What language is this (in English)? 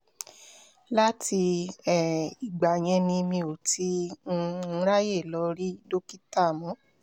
Yoruba